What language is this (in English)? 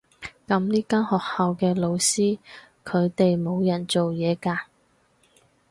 Cantonese